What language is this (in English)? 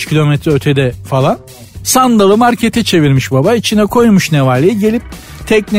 Turkish